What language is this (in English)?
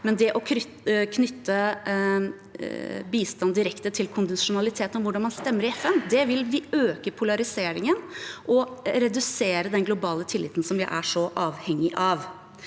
Norwegian